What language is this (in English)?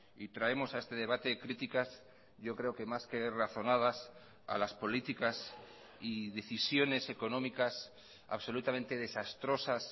Spanish